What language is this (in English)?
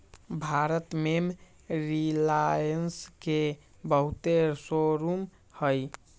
Magahi